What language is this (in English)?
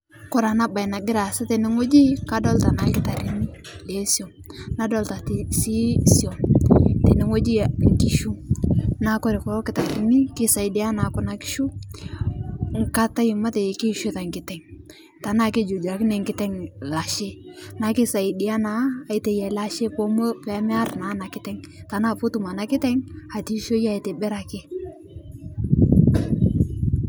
Masai